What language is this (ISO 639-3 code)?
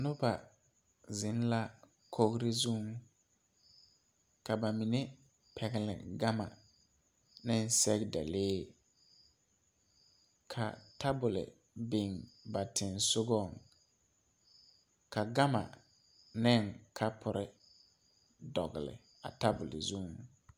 dga